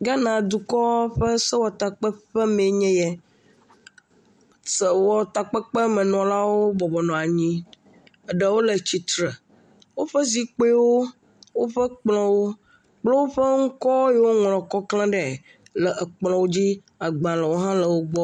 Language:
Ewe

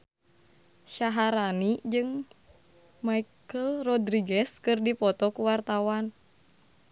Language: Sundanese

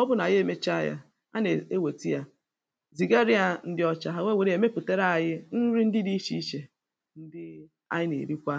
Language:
Igbo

